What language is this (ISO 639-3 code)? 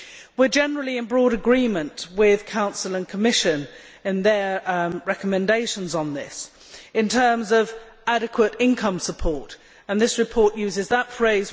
eng